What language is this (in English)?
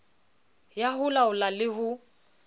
Southern Sotho